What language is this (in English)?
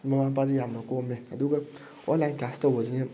Manipuri